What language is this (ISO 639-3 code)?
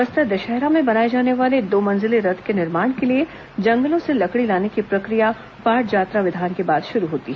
hin